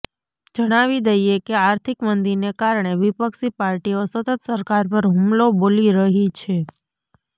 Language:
Gujarati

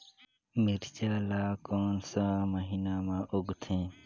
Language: Chhattisgarhi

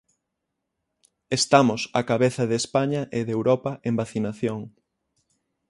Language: Galician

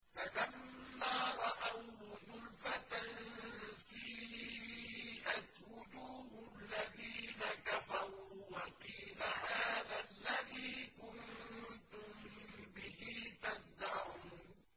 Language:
Arabic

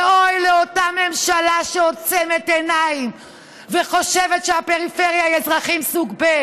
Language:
Hebrew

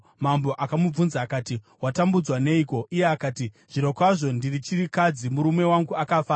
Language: Shona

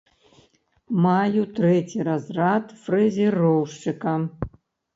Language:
Belarusian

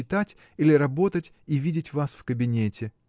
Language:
Russian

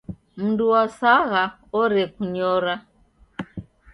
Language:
Taita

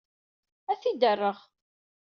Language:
Kabyle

